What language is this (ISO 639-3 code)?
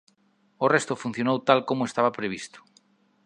glg